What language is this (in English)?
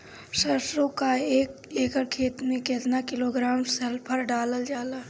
Bhojpuri